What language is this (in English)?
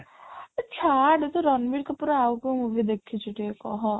Odia